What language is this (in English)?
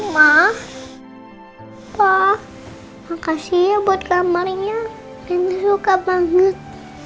Indonesian